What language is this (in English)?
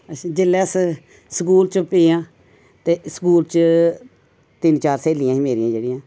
Dogri